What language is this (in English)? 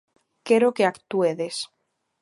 Galician